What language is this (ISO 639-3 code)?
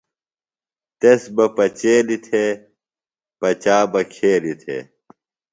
phl